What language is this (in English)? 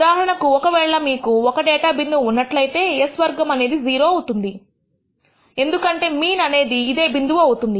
Telugu